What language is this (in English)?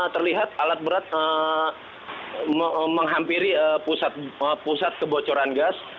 Indonesian